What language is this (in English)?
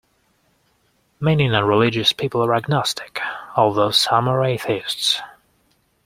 English